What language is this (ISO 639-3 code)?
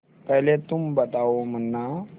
hin